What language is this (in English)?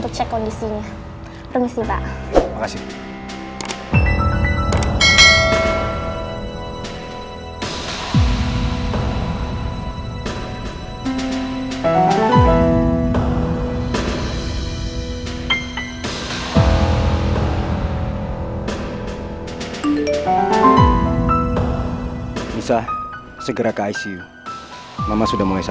Indonesian